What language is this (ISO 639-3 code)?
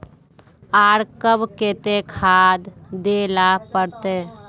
mag